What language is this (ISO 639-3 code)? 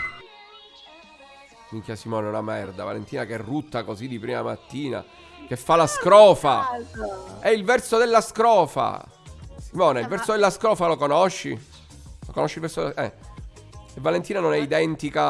ita